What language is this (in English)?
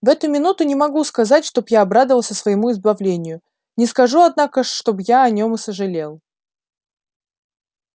Russian